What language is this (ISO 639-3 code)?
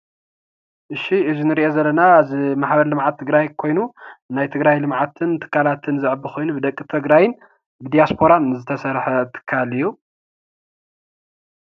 tir